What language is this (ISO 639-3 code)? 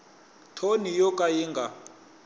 tso